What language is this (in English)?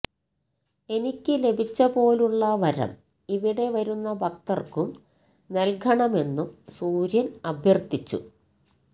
Malayalam